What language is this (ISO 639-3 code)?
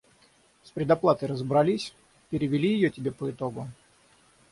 rus